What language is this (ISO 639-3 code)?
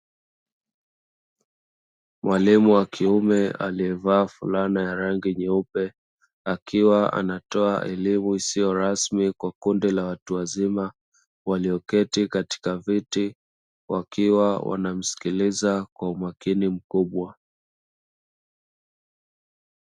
swa